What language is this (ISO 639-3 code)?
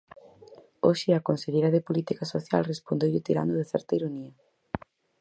glg